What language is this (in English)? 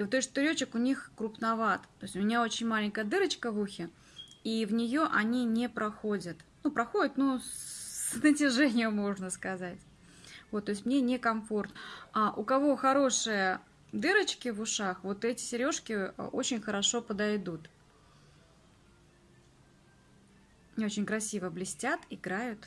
Russian